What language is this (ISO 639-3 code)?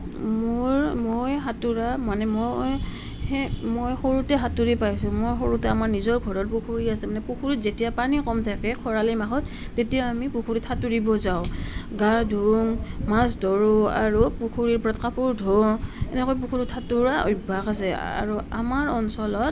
asm